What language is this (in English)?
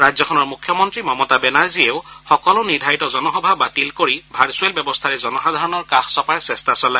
Assamese